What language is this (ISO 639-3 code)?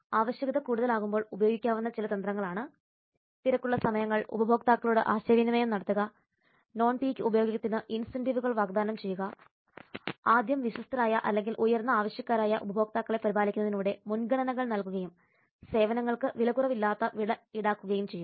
mal